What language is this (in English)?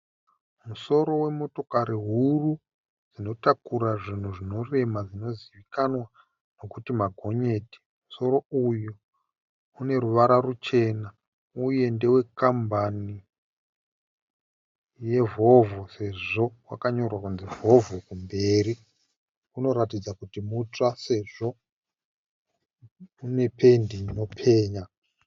Shona